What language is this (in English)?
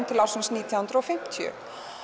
Icelandic